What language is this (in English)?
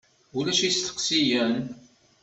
Kabyle